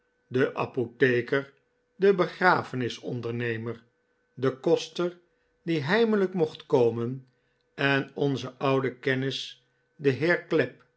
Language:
Dutch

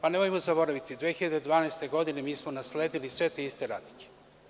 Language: Serbian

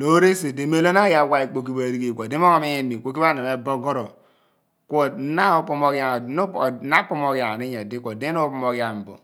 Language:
Abua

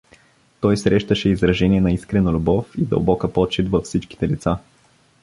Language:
Bulgarian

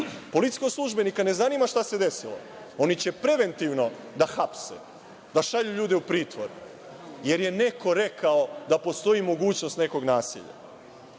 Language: Serbian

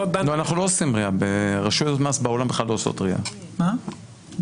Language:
Hebrew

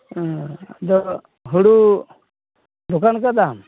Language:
Santali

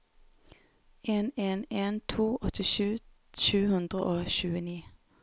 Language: Norwegian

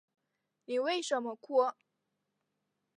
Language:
Chinese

